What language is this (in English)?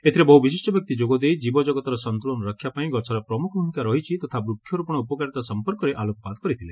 Odia